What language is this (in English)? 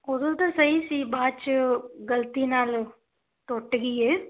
Punjabi